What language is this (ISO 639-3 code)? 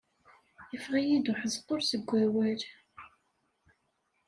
kab